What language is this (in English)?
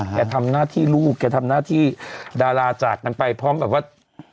Thai